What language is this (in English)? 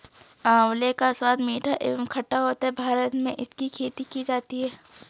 Hindi